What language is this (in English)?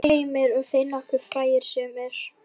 Icelandic